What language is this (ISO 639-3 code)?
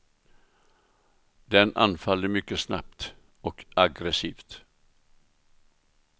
swe